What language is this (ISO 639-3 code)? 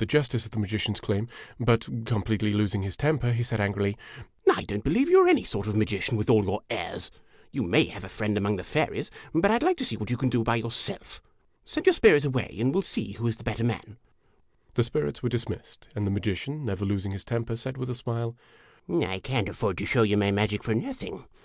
eng